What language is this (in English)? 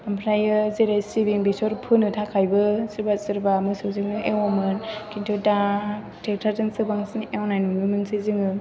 Bodo